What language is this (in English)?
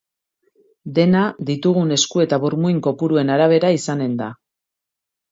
Basque